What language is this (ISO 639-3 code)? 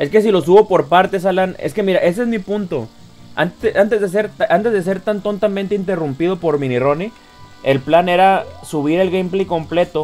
spa